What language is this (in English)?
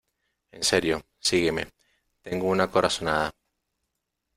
Spanish